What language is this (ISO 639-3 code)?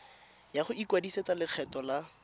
tsn